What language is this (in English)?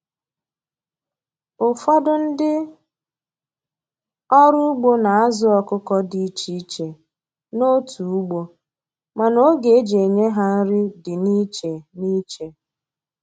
Igbo